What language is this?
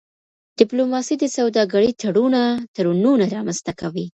Pashto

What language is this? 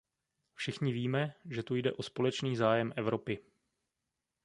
Czech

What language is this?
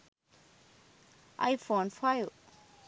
Sinhala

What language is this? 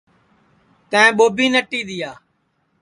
Sansi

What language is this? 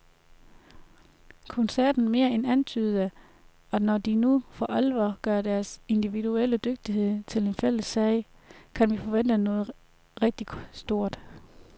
Danish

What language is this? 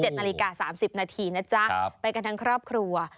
Thai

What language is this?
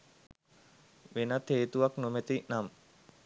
Sinhala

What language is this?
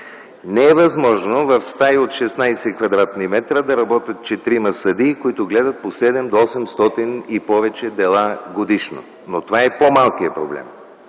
Bulgarian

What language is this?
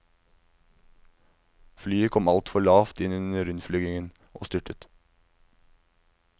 Norwegian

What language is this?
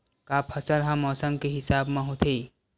Chhattisgarhi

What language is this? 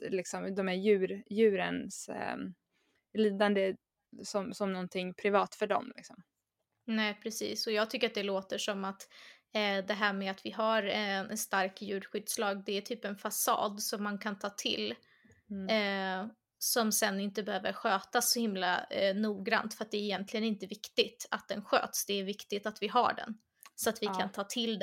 Swedish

